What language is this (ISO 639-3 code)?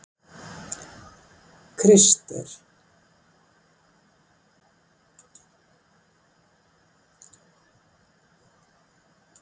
isl